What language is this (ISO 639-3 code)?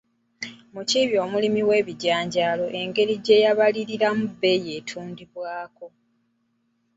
lug